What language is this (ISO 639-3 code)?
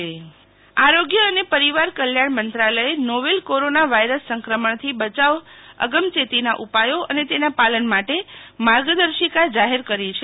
guj